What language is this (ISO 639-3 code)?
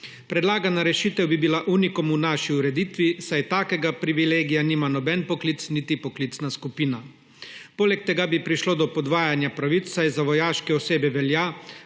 slv